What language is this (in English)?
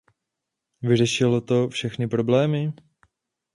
Czech